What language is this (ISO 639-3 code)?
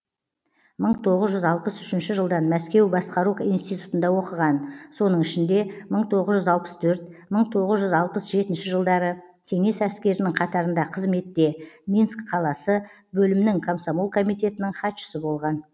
kaz